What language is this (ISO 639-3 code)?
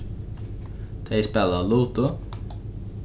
fao